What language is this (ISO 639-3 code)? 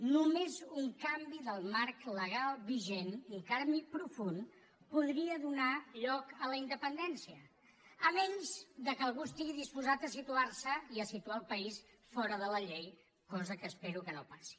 cat